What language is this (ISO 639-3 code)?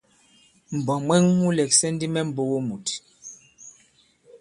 abb